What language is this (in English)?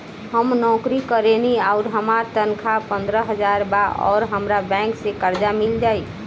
Bhojpuri